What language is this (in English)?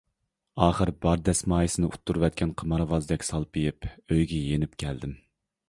Uyghur